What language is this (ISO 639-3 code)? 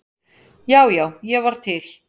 isl